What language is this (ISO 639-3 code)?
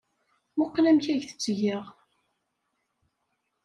kab